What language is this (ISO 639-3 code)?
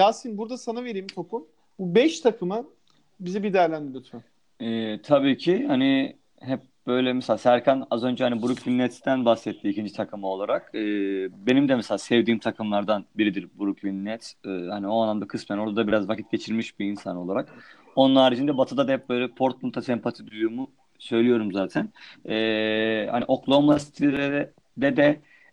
tur